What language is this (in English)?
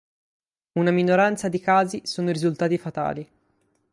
Italian